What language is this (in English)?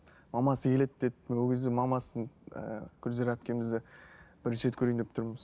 Kazakh